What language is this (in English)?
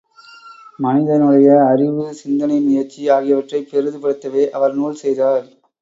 Tamil